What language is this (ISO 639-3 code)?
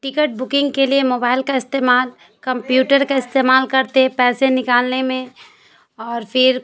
urd